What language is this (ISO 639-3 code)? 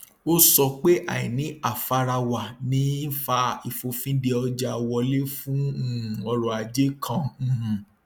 yor